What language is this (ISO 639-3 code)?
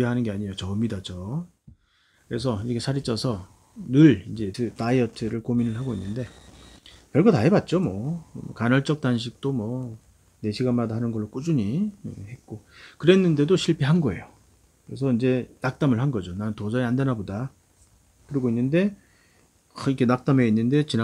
kor